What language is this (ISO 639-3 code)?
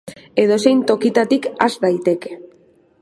eus